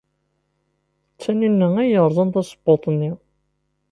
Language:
Kabyle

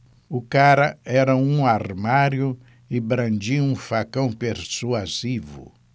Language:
Portuguese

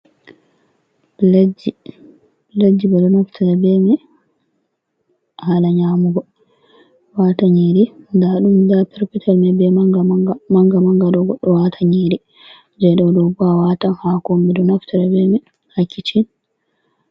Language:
Fula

